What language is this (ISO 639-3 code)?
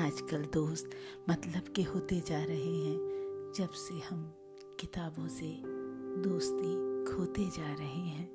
hin